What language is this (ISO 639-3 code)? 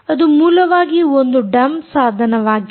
kan